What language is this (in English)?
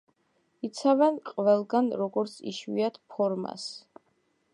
Georgian